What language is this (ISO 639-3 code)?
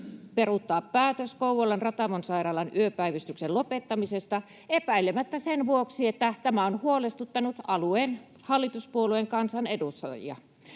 fin